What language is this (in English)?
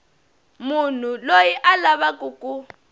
Tsonga